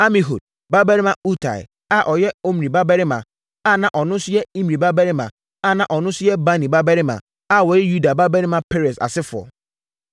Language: Akan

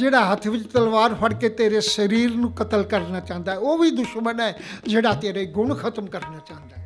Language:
Punjabi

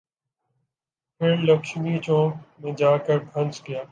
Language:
Urdu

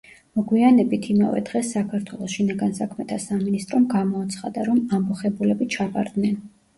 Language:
Georgian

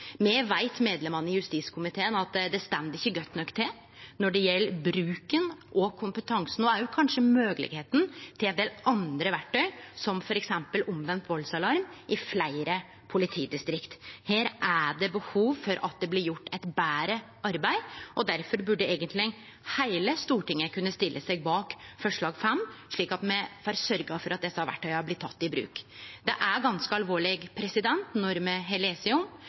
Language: Norwegian Nynorsk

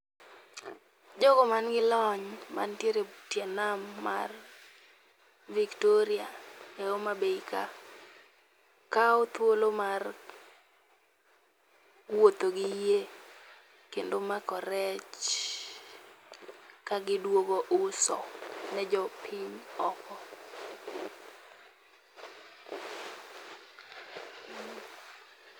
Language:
Luo (Kenya and Tanzania)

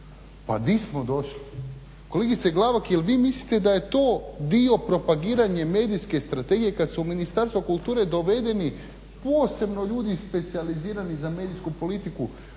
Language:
Croatian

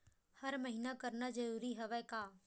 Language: Chhattisgarhi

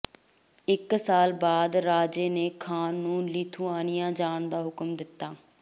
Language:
Punjabi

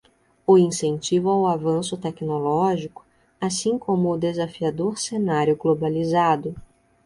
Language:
Portuguese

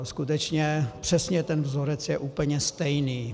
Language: Czech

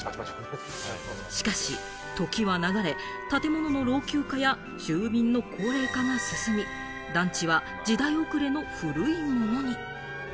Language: Japanese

